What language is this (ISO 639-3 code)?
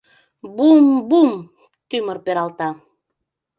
chm